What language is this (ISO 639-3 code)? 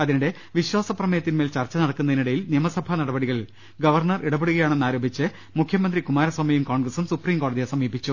mal